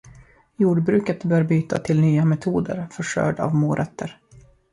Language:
Swedish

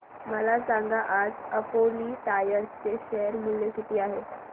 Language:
Marathi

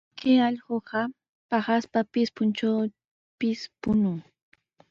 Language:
Sihuas Ancash Quechua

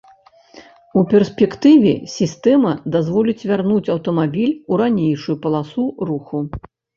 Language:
Belarusian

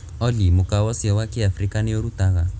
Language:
Kikuyu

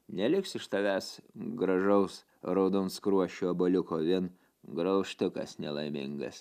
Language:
Lithuanian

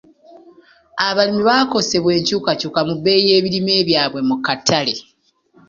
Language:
Ganda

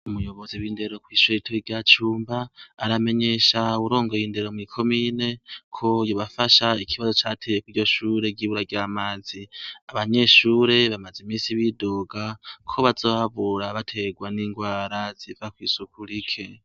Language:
Rundi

